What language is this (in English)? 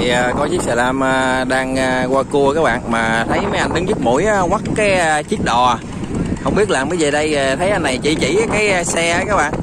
Vietnamese